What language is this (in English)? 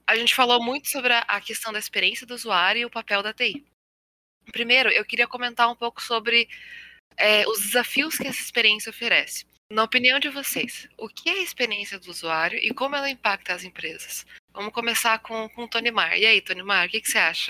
Portuguese